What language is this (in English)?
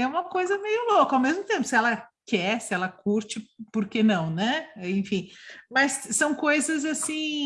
Portuguese